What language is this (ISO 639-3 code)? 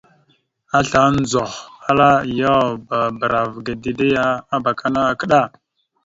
mxu